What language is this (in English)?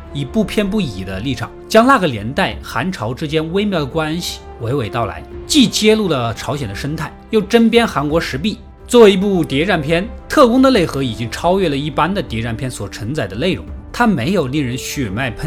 Chinese